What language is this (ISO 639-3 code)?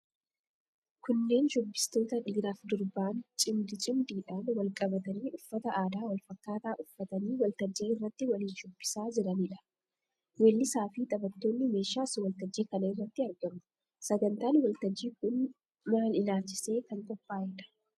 orm